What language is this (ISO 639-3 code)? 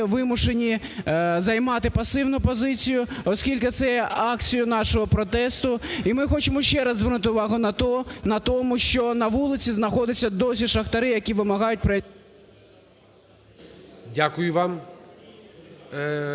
ukr